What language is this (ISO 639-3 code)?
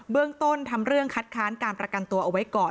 tha